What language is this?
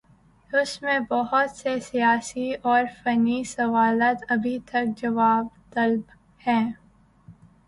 Urdu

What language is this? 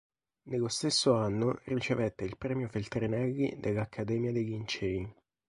Italian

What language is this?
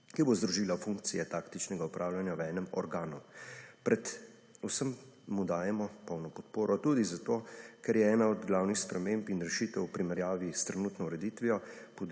Slovenian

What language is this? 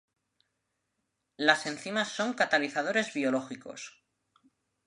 Spanish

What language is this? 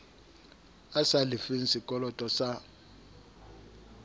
Southern Sotho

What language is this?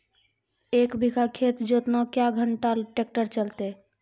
Maithili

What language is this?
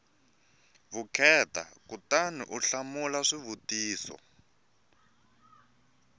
Tsonga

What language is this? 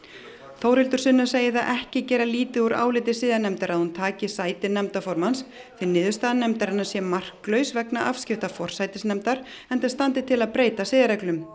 Icelandic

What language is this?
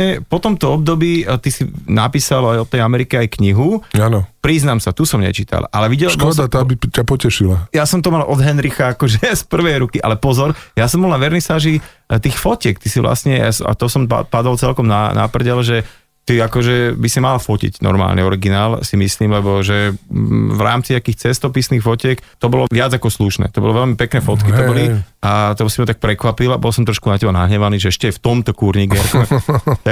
Slovak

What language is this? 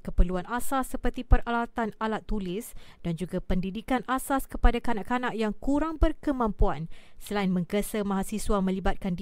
Malay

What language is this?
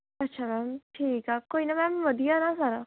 Punjabi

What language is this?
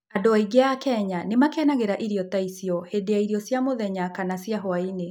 Kikuyu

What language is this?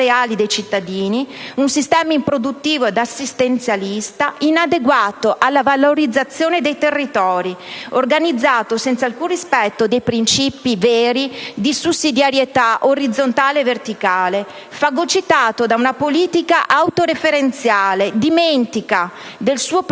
Italian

